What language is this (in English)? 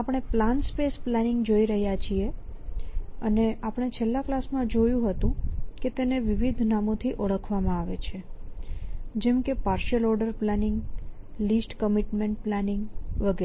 Gujarati